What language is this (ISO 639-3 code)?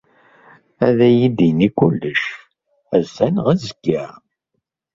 kab